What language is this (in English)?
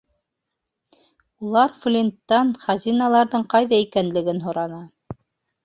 Bashkir